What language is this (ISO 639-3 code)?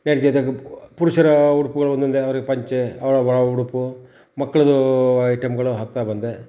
kan